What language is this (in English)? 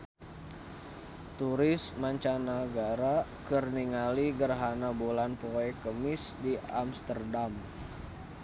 Sundanese